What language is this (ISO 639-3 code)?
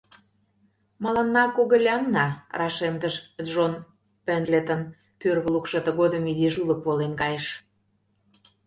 chm